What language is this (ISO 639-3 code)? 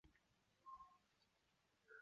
zho